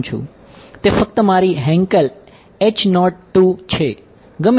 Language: Gujarati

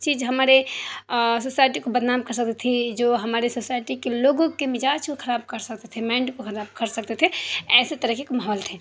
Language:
Urdu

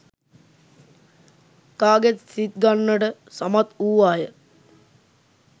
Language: Sinhala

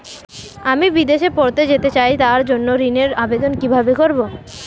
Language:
Bangla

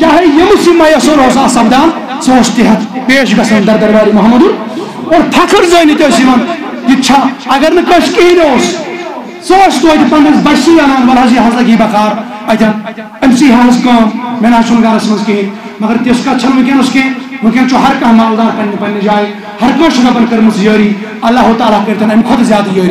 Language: Arabic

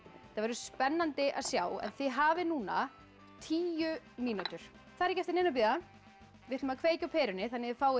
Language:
Icelandic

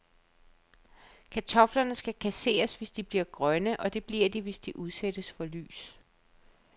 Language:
Danish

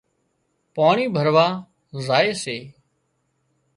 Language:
Wadiyara Koli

